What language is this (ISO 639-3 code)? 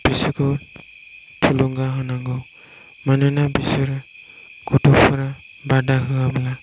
brx